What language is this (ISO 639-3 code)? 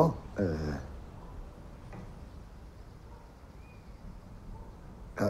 fra